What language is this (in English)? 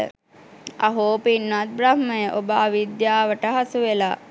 Sinhala